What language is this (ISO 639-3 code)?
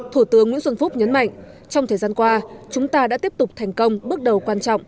vie